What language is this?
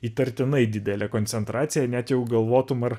Lithuanian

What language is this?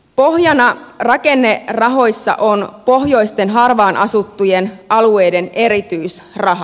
Finnish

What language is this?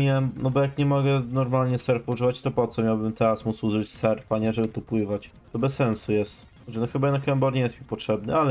Polish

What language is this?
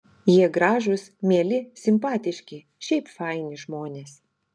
Lithuanian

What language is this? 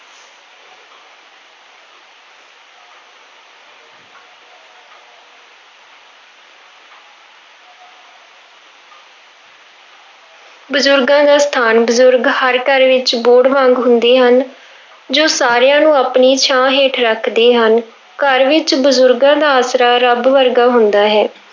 Punjabi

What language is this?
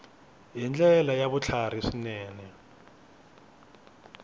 Tsonga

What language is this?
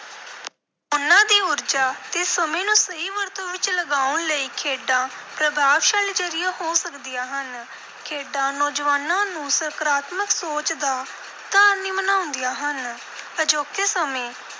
Punjabi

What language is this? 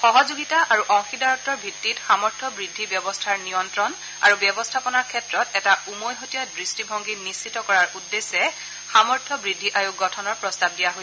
Assamese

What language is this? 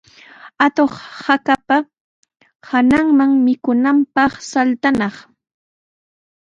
Sihuas Ancash Quechua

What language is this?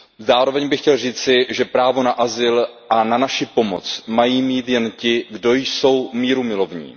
Czech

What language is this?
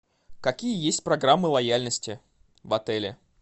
Russian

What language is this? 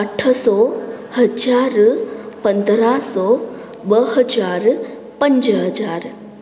Sindhi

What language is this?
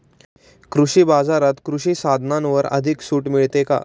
Marathi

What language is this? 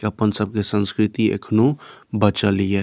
Maithili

